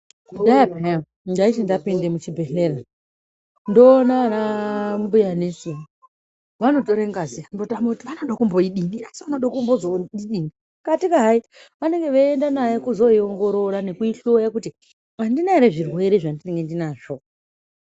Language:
Ndau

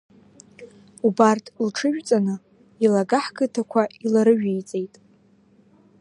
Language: Abkhazian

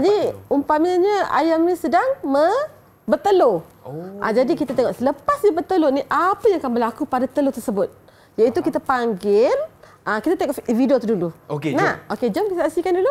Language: Malay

